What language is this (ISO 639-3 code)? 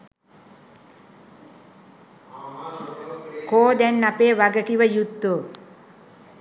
sin